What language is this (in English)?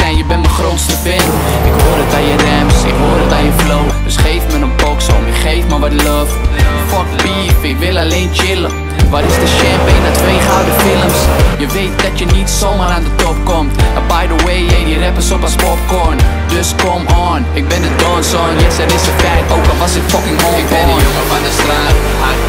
Dutch